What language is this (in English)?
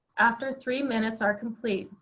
English